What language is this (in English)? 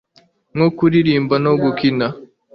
Kinyarwanda